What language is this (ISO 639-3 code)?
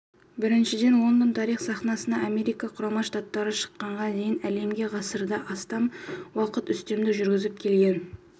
kaz